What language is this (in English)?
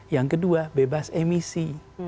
Indonesian